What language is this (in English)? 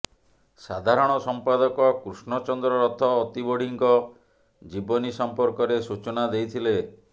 Odia